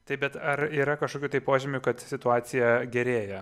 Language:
Lithuanian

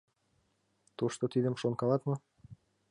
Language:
Mari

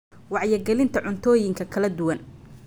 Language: Somali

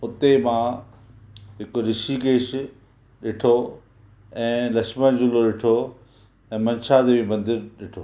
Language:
Sindhi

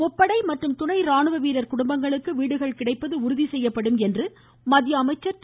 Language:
Tamil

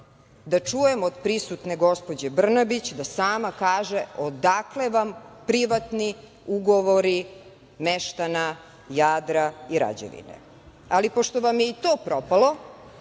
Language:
Serbian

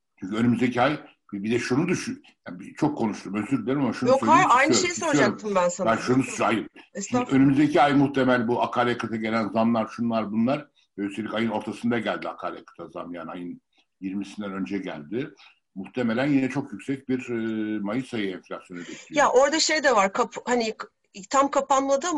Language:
Turkish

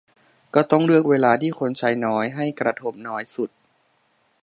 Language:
Thai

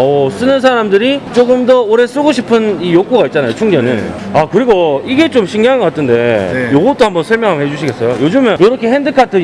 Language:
Korean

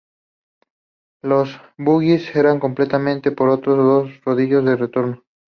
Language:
Spanish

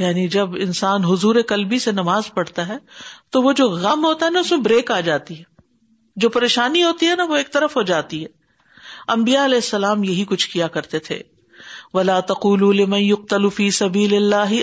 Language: Urdu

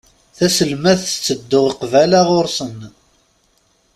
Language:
Kabyle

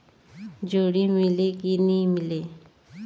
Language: Chhattisgarhi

